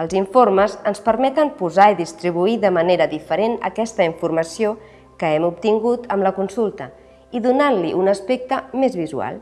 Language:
Catalan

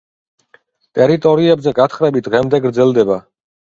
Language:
Georgian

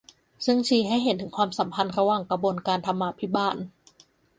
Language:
Thai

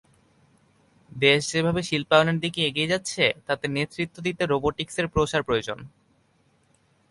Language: Bangla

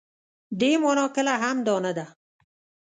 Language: Pashto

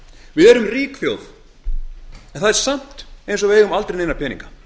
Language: Icelandic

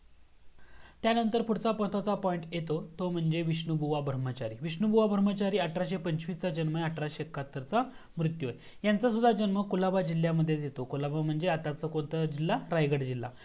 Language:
Marathi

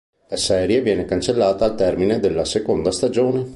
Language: Italian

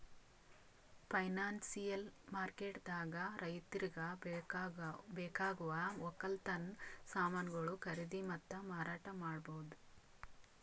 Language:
Kannada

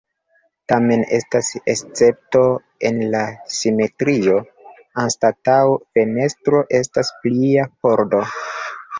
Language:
Esperanto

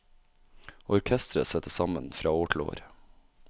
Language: Norwegian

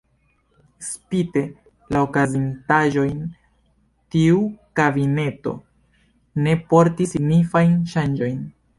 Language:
Esperanto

